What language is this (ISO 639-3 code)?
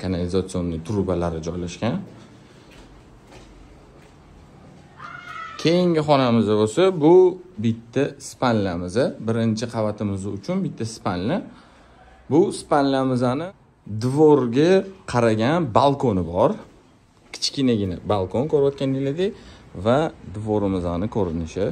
tur